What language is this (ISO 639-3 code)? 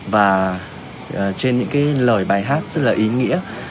vie